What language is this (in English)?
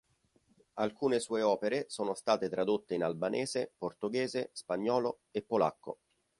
Italian